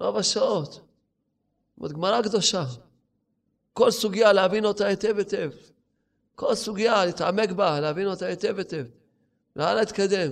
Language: Hebrew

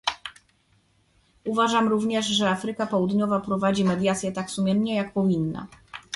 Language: Polish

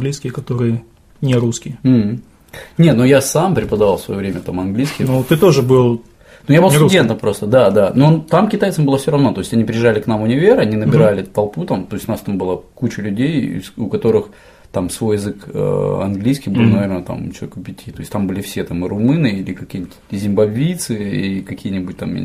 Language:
Russian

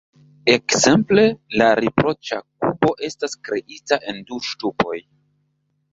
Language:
Esperanto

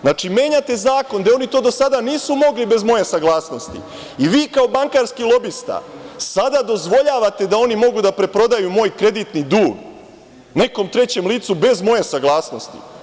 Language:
Serbian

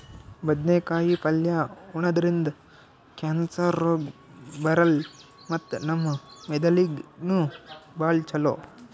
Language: Kannada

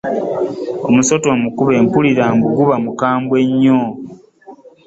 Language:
Ganda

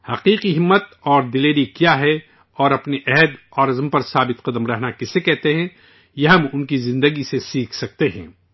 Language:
Urdu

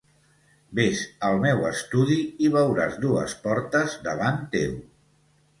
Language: Catalan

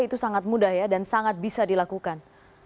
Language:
Indonesian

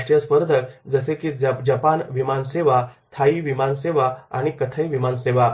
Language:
Marathi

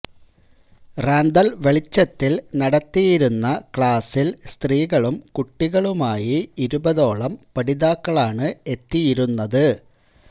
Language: Malayalam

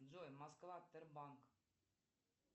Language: Russian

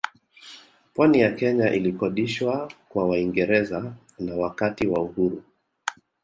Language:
Swahili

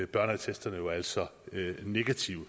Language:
Danish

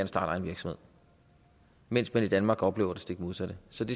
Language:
Danish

